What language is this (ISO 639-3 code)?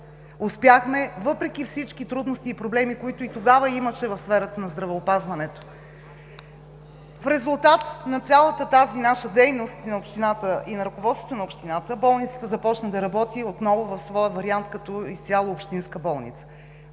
bul